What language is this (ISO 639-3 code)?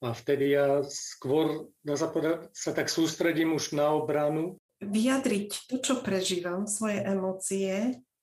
slk